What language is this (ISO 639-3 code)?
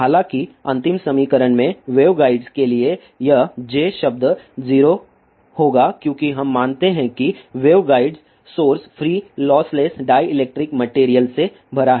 hin